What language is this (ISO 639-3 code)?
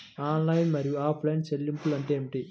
tel